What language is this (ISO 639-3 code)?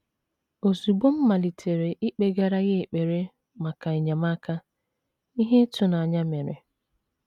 ibo